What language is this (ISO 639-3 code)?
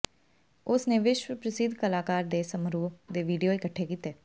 pan